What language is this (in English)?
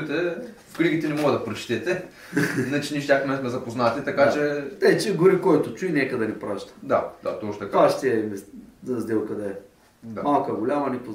Bulgarian